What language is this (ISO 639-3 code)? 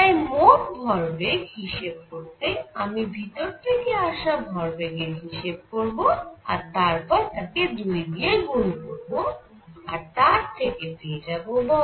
ben